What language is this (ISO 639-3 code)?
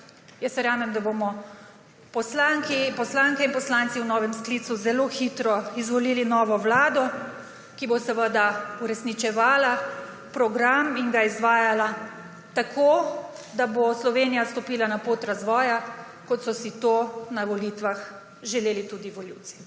slv